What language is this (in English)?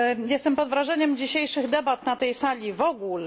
Polish